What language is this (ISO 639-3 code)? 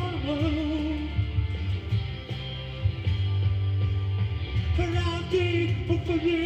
nld